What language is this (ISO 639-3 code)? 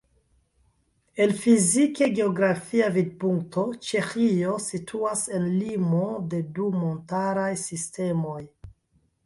epo